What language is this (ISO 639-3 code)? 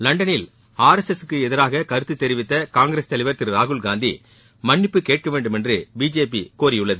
tam